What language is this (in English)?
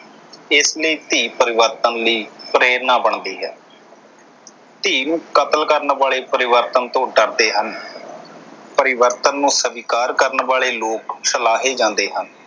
Punjabi